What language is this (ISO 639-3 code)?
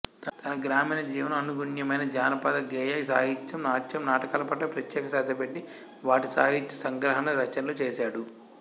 tel